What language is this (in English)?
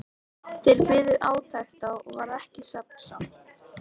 Icelandic